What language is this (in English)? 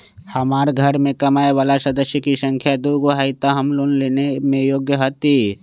Magahi